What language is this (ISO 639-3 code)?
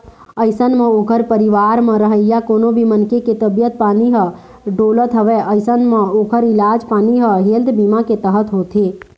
hne